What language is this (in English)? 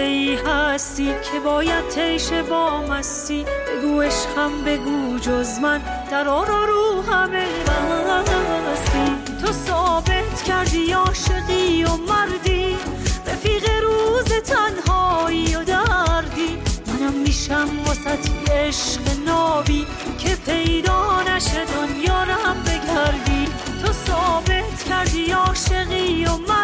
Persian